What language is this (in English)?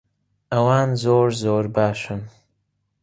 Central Kurdish